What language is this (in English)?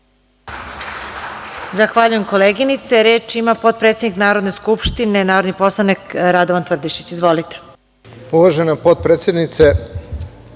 Serbian